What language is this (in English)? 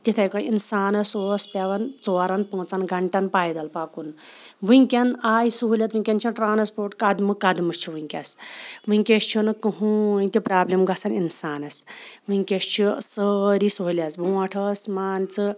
Kashmiri